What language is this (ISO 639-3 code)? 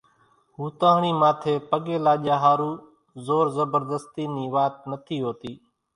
gjk